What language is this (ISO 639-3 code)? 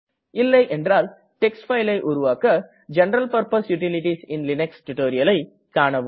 tam